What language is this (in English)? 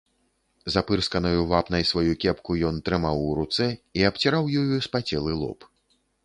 Belarusian